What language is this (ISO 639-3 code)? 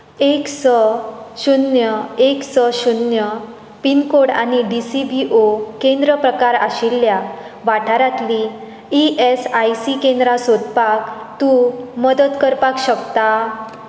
kok